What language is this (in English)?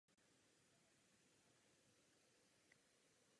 Czech